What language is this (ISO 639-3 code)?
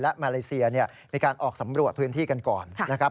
tha